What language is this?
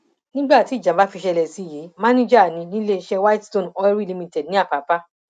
Yoruba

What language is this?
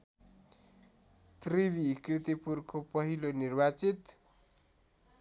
Nepali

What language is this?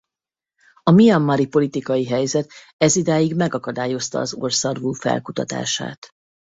Hungarian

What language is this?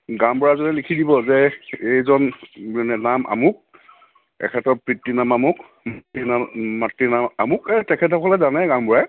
Assamese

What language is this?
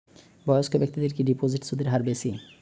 Bangla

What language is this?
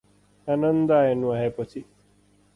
Nepali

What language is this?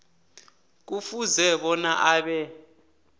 South Ndebele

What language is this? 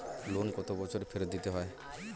Bangla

